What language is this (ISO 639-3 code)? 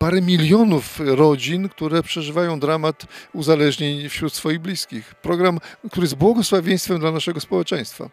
pol